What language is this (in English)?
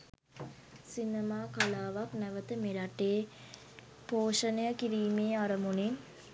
Sinhala